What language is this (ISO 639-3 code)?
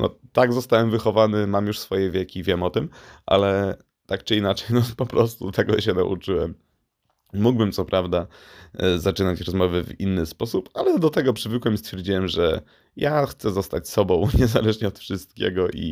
pol